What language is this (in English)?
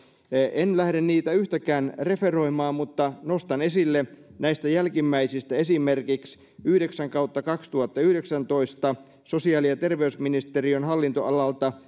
Finnish